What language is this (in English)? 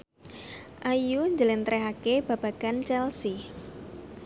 Javanese